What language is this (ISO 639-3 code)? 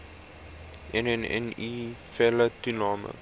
afr